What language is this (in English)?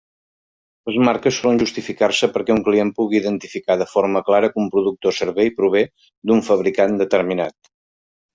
Catalan